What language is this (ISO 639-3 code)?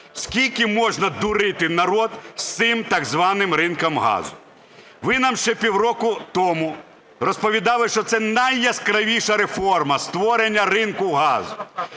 ukr